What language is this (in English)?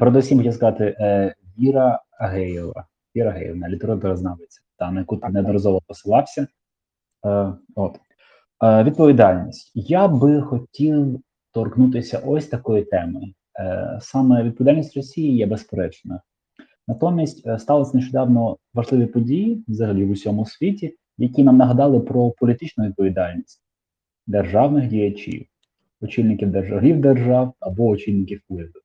Ukrainian